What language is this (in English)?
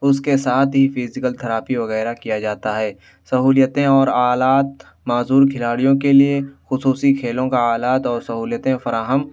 Urdu